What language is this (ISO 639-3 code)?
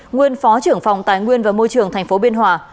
vie